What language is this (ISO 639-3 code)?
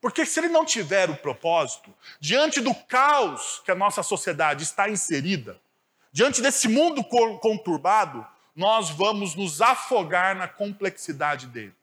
por